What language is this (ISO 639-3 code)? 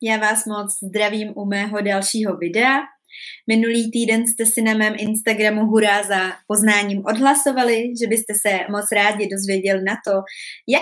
ces